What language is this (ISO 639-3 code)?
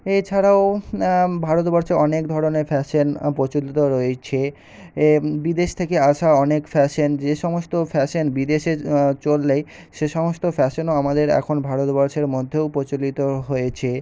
ben